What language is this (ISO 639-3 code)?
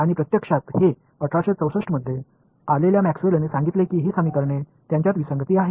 mar